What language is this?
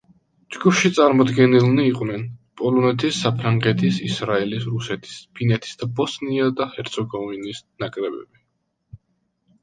Georgian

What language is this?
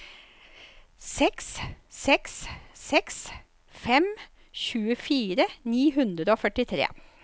Norwegian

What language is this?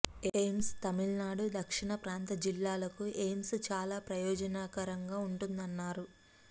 Telugu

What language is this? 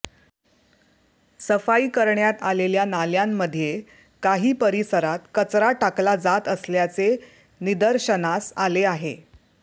Marathi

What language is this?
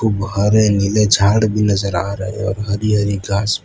Hindi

